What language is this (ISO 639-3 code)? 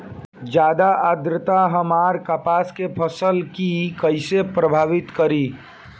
bho